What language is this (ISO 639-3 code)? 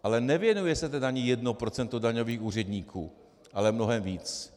ces